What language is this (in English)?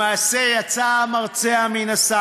Hebrew